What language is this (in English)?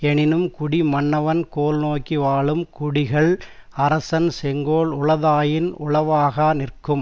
Tamil